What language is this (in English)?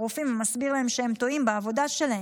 Hebrew